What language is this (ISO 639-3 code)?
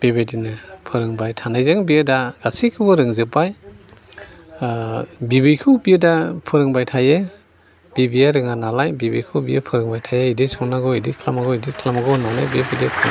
brx